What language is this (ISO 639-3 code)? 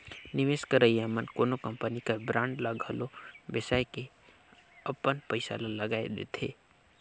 hne